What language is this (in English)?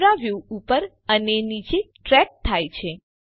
Gujarati